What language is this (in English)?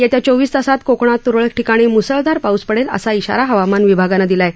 Marathi